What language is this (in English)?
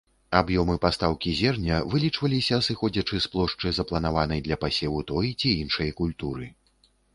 Belarusian